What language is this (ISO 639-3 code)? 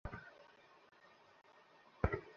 ben